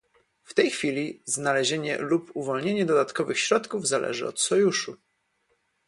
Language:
Polish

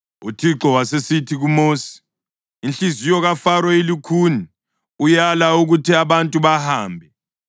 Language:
North Ndebele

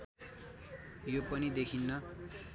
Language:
Nepali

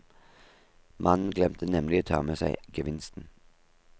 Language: Norwegian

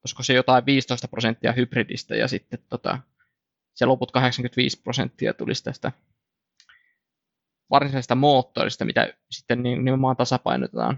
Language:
Finnish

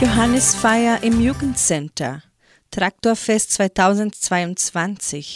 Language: German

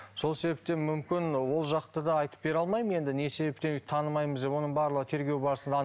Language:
Kazakh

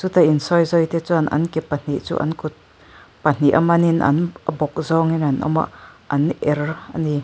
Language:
Mizo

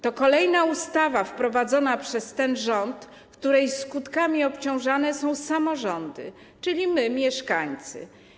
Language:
Polish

